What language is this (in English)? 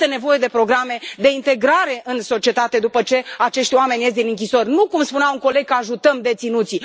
Romanian